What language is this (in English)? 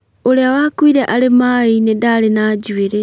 Kikuyu